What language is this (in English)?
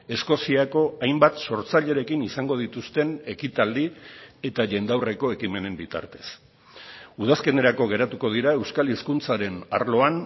Basque